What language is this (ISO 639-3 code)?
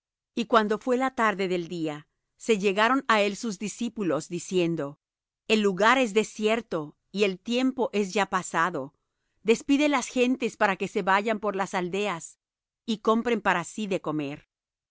spa